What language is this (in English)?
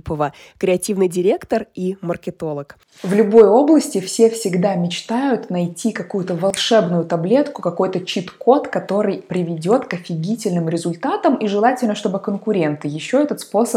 Russian